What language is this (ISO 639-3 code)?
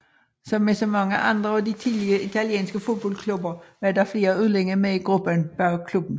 dan